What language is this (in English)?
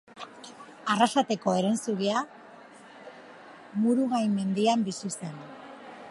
Basque